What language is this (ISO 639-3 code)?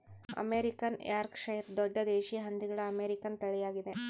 kan